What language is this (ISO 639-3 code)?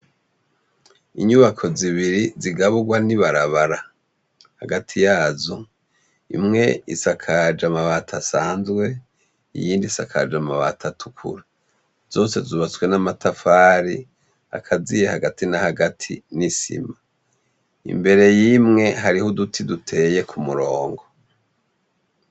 run